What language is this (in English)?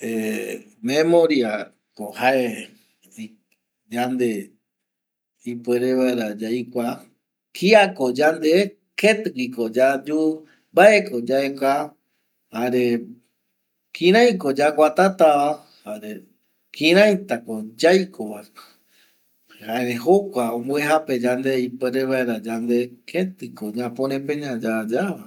Eastern Bolivian Guaraní